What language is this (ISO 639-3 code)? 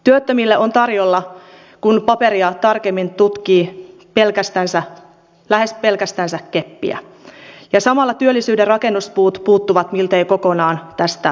fin